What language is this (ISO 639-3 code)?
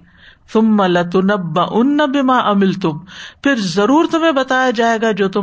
urd